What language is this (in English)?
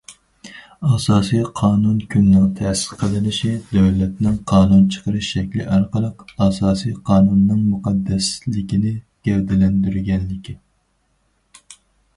Uyghur